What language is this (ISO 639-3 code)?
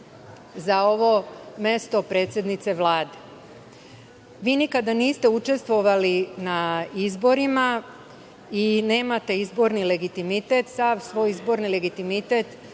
srp